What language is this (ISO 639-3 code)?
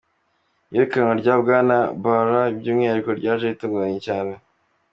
kin